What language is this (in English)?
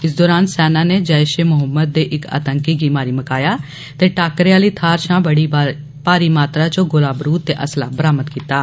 Dogri